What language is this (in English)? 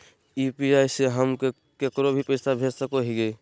Magahi